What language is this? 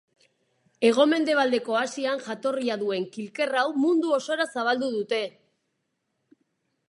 Basque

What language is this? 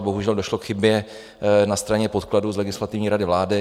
Czech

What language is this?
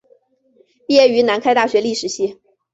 Chinese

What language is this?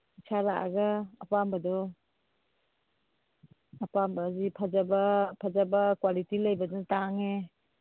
Manipuri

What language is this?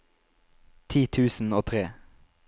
Norwegian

